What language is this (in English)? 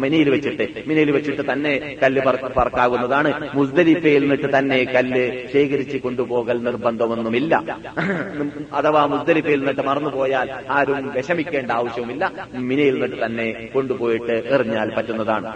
Malayalam